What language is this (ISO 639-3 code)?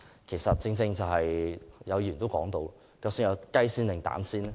yue